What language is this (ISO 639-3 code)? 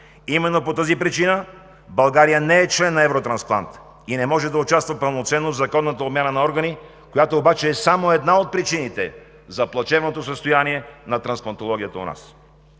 bul